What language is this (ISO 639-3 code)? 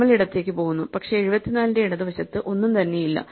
mal